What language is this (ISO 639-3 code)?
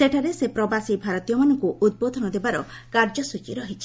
ori